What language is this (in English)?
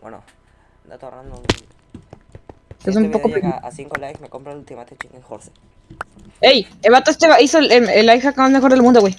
Spanish